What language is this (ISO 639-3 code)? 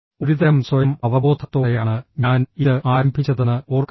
mal